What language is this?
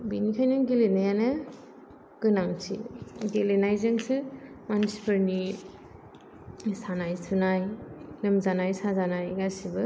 Bodo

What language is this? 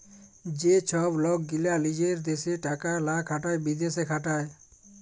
Bangla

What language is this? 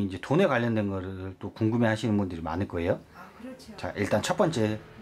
Korean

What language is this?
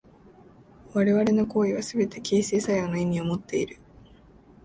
Japanese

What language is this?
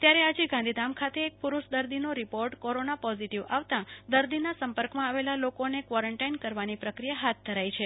Gujarati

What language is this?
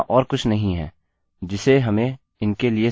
Hindi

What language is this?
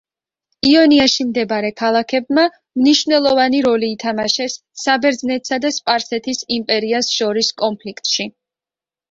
Georgian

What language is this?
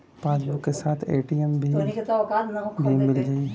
Bhojpuri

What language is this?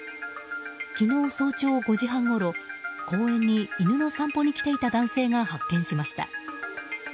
Japanese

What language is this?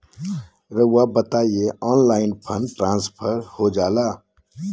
Magahi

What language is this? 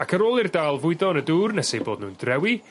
Welsh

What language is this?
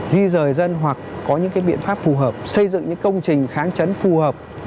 Vietnamese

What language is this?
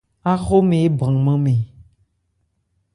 Ebrié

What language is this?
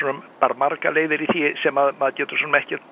Icelandic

